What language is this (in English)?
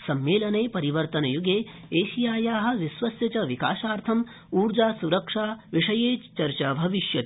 Sanskrit